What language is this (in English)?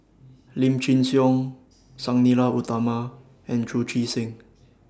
English